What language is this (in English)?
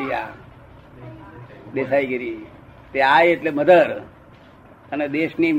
Gujarati